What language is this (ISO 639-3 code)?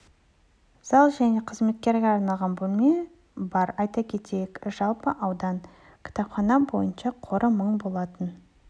kaz